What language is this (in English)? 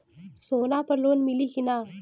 Bhojpuri